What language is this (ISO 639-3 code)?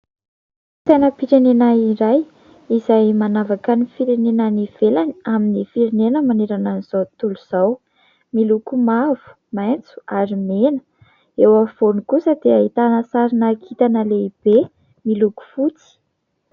mlg